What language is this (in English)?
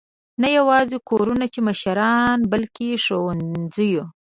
Pashto